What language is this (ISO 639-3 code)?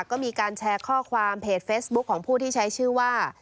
tha